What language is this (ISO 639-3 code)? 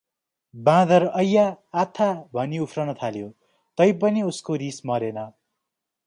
nep